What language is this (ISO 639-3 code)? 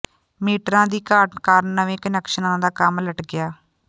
pan